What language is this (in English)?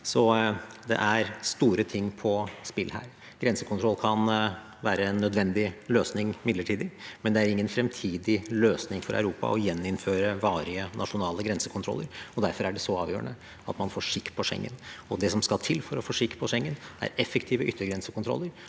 Norwegian